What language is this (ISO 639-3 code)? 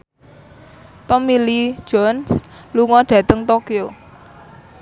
jav